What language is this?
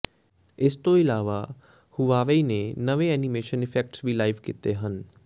Punjabi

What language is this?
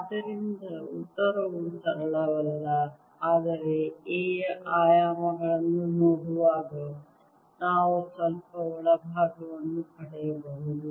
Kannada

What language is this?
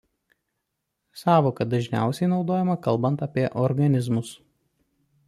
Lithuanian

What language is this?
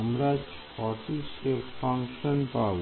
Bangla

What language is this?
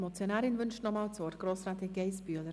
Swiss German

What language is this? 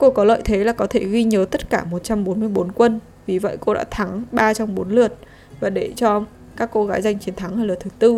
Vietnamese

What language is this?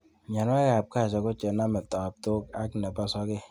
Kalenjin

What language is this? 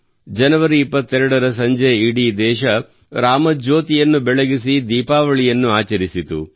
Kannada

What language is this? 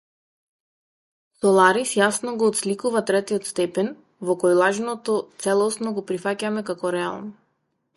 Macedonian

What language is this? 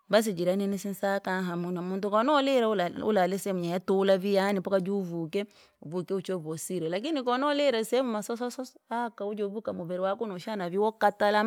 Langi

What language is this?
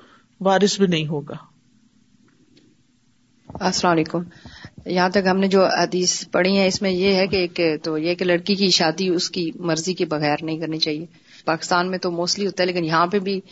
Urdu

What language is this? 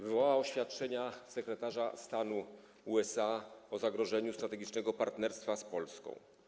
Polish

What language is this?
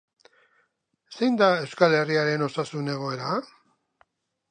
Basque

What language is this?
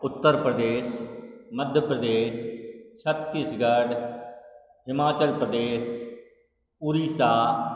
Maithili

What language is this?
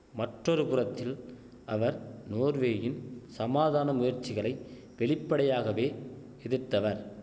Tamil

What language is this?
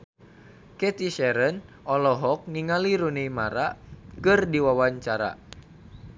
Sundanese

